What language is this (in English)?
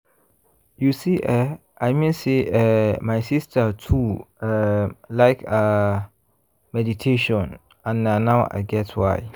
Nigerian Pidgin